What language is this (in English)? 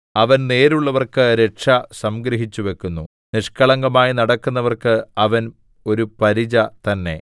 Malayalam